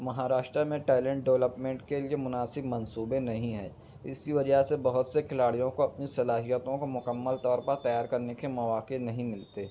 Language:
Urdu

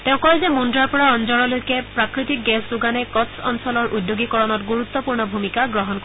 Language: Assamese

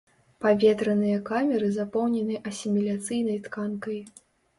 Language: Belarusian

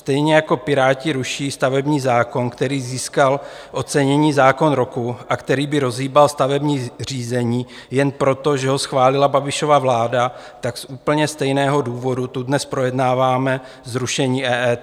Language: Czech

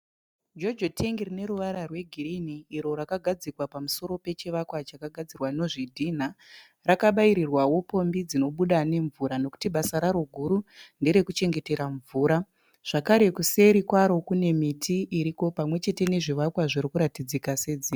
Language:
Shona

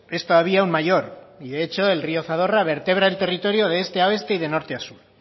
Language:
Spanish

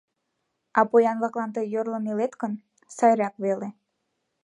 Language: Mari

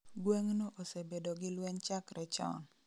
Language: Luo (Kenya and Tanzania)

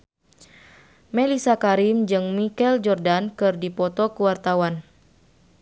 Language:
Sundanese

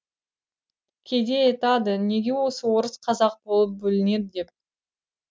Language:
Kazakh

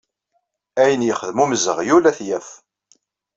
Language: Kabyle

